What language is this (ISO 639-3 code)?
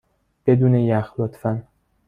fas